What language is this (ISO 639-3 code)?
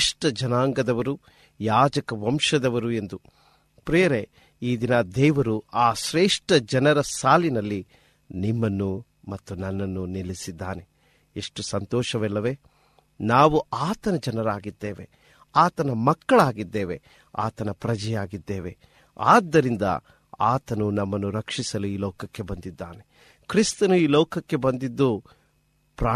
kan